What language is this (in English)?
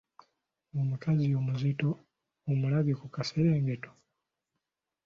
Ganda